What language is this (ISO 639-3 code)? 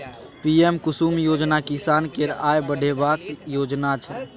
mai